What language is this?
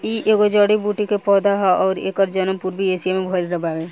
Bhojpuri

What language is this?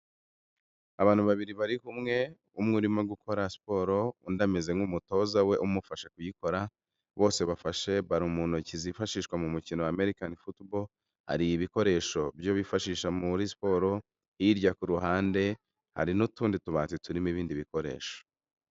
Kinyarwanda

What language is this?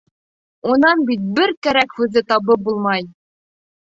Bashkir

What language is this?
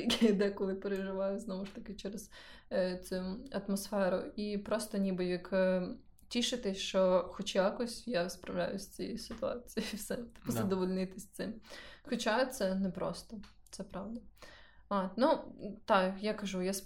Ukrainian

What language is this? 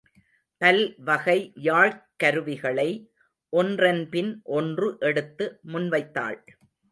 Tamil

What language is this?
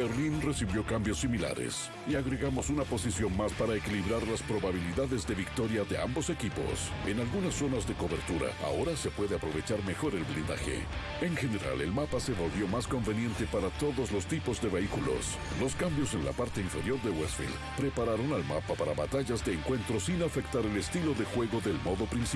Spanish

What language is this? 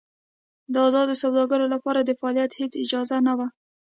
Pashto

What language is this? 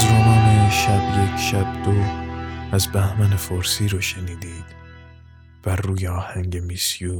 Persian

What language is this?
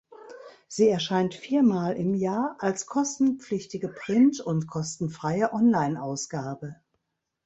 German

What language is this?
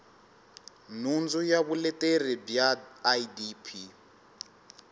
Tsonga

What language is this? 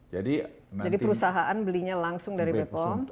Indonesian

